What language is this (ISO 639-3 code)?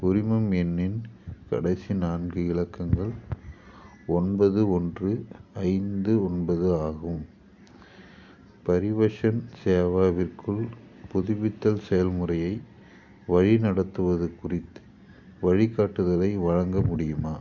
tam